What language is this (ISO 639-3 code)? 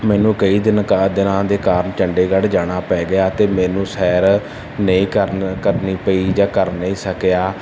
pan